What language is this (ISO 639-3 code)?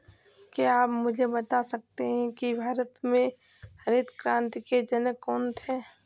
hin